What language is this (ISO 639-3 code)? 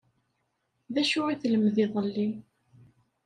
kab